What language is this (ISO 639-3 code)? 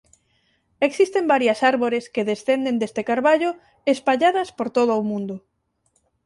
glg